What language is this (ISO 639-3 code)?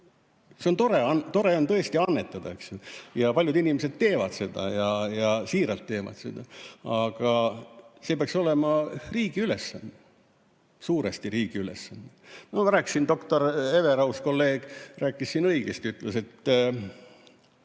est